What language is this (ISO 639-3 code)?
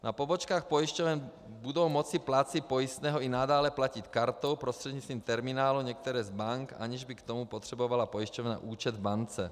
ces